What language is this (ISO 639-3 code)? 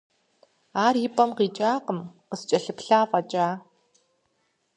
kbd